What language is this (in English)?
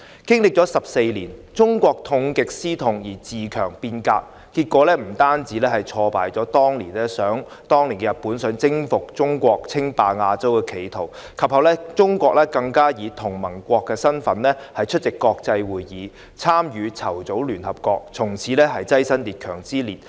Cantonese